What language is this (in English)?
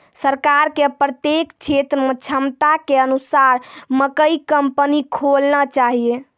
Maithili